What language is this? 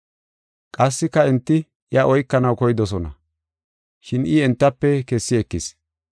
Gofa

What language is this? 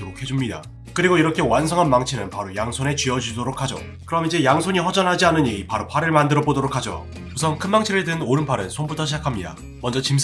Korean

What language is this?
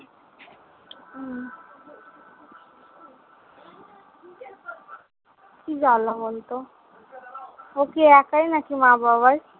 Bangla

